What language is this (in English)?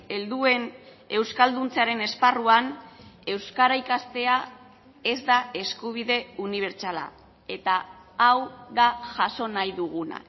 Basque